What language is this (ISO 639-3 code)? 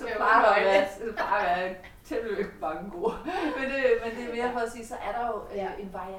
dan